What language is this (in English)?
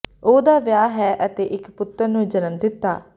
Punjabi